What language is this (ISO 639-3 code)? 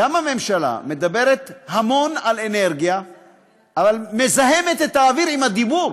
heb